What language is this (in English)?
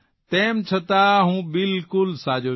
Gujarati